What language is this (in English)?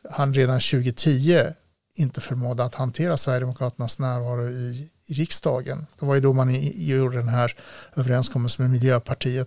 Swedish